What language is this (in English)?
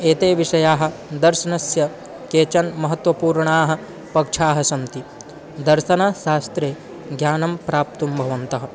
Sanskrit